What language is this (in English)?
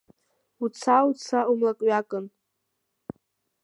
Abkhazian